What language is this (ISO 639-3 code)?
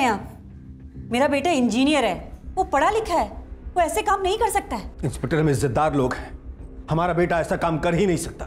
hin